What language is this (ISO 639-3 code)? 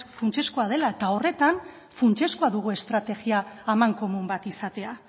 eus